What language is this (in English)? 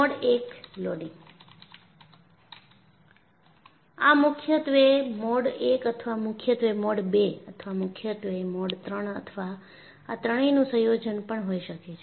Gujarati